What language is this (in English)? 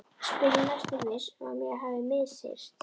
Icelandic